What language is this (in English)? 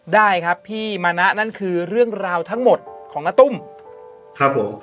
Thai